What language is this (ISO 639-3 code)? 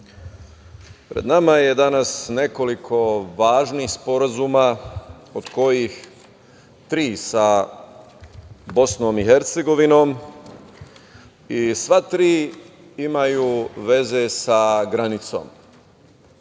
srp